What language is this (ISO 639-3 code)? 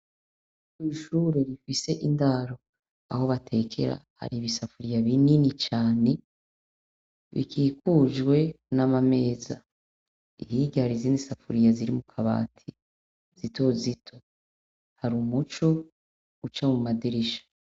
run